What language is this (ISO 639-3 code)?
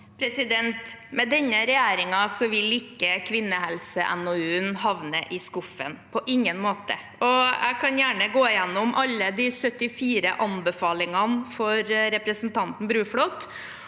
nor